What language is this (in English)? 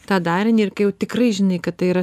Lithuanian